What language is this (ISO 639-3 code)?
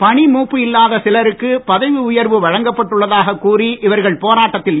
tam